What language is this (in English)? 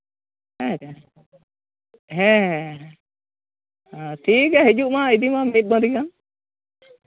Santali